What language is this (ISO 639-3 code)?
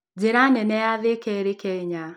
kik